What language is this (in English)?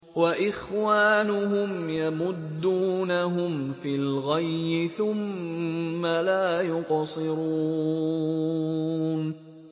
Arabic